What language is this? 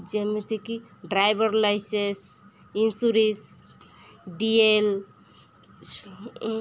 Odia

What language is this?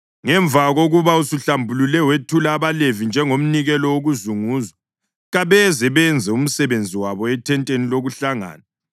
North Ndebele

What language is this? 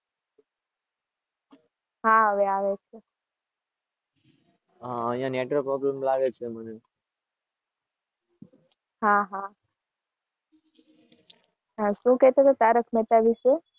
Gujarati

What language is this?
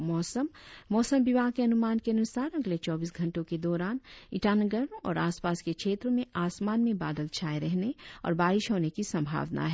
Hindi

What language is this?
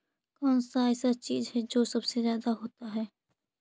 Magahi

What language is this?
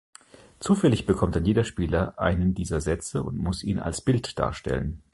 German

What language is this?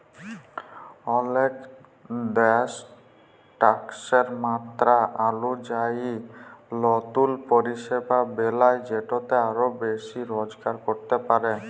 Bangla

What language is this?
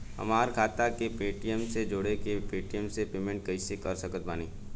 Bhojpuri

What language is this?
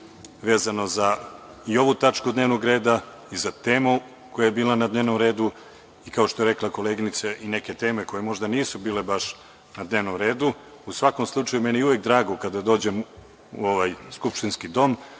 Serbian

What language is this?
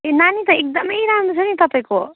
Nepali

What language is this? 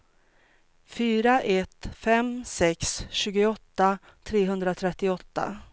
Swedish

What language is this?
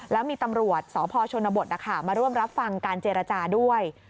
Thai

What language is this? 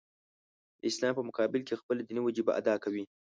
Pashto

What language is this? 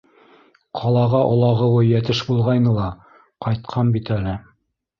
Bashkir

